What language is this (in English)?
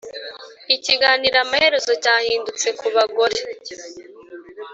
Kinyarwanda